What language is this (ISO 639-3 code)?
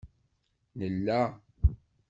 kab